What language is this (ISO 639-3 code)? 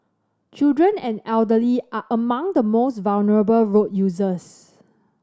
eng